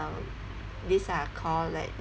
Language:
English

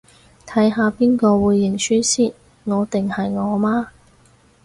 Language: Cantonese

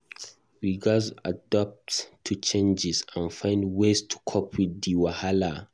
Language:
Nigerian Pidgin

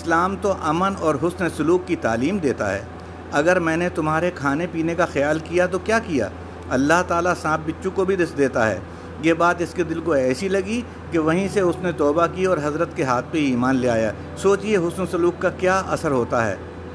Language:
Urdu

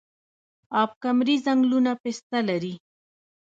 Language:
Pashto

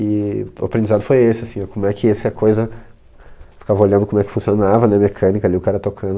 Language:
Portuguese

